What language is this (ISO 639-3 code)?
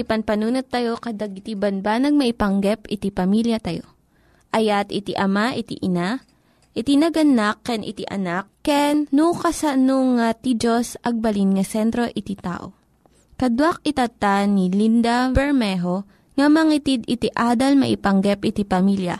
fil